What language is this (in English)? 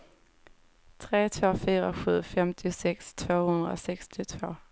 Swedish